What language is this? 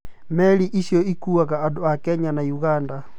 Kikuyu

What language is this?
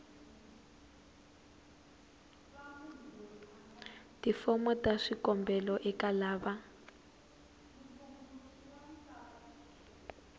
Tsonga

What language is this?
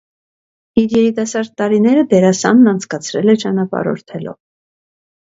Armenian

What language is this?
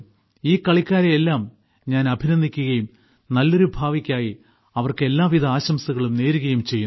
Malayalam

